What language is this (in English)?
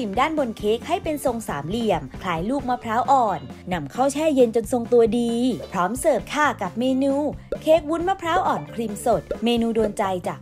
Thai